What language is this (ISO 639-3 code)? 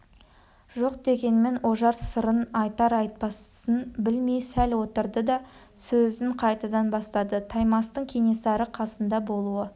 kaz